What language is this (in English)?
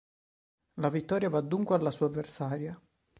Italian